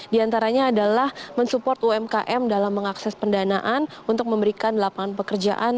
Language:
Indonesian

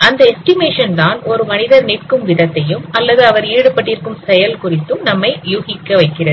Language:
Tamil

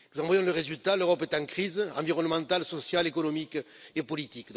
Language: French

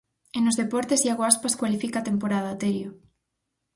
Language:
Galician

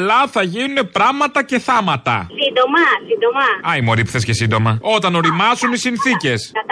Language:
Greek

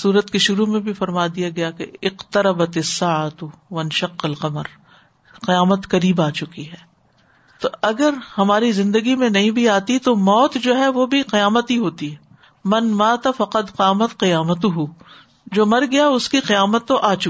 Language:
Urdu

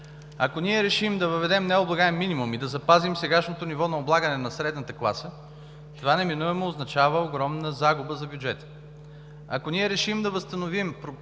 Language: Bulgarian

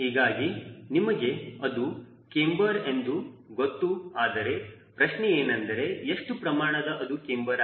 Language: Kannada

